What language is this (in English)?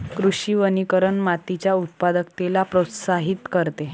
Marathi